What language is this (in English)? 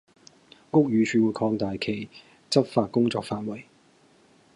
Cantonese